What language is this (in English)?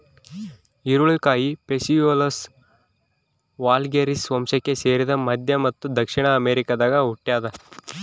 Kannada